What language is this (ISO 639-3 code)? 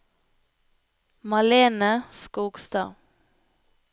nor